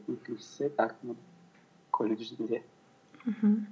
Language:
Kazakh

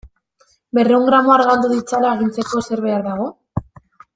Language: Basque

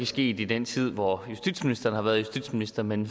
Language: Danish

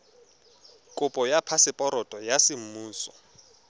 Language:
Tswana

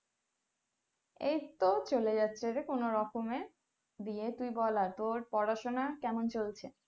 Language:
Bangla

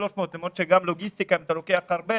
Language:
Hebrew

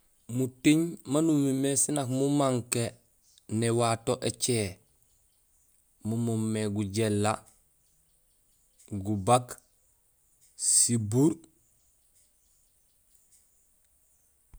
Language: Gusilay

